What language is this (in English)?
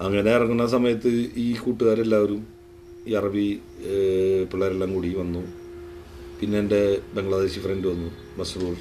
Malayalam